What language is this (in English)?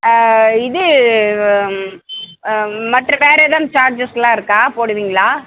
Tamil